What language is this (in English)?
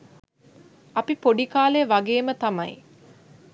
Sinhala